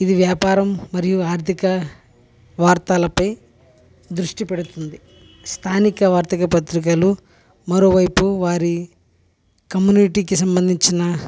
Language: Telugu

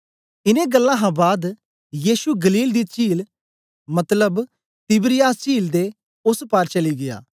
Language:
Dogri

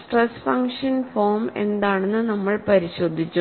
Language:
Malayalam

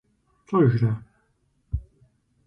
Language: Kabardian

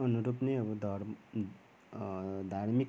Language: Nepali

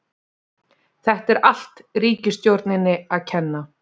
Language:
Icelandic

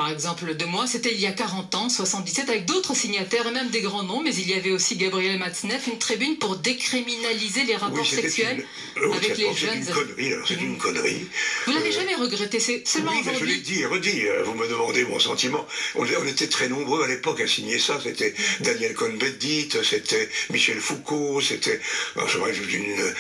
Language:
French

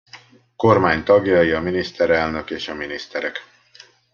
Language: Hungarian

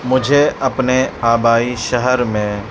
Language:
Urdu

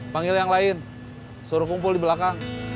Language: Indonesian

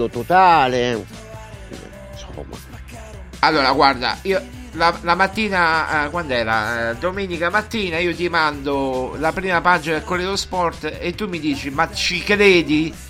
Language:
Italian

